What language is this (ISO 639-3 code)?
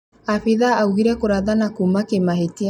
kik